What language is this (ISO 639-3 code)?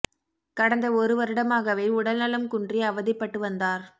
tam